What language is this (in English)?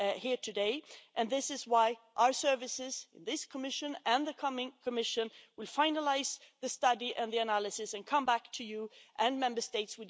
English